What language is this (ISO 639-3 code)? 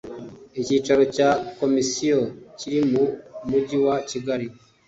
kin